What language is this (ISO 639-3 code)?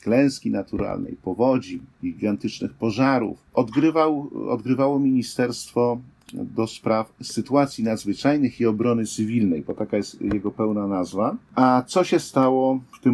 pol